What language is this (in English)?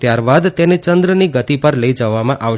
Gujarati